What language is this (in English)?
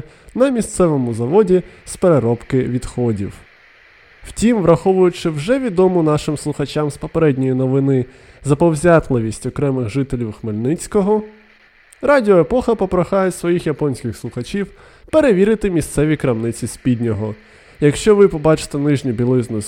Ukrainian